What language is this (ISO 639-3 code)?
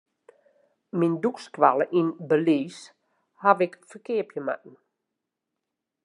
fry